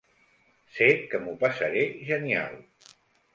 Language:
Catalan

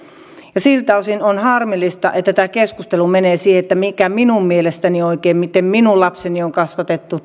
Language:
Finnish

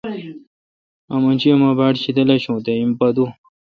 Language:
Kalkoti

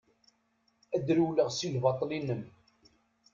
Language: Kabyle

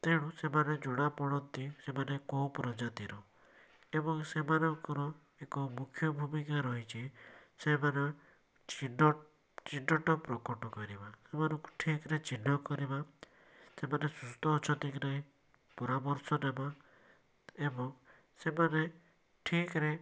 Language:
Odia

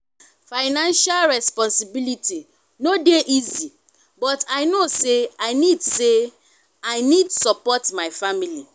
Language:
Nigerian Pidgin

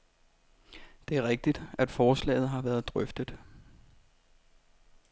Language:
Danish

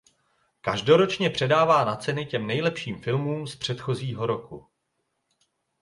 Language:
Czech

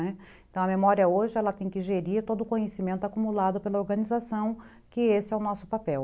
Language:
Portuguese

